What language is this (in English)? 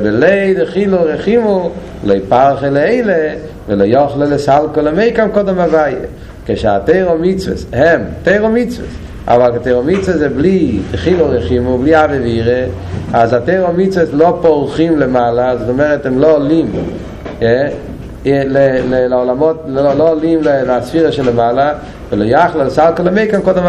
Hebrew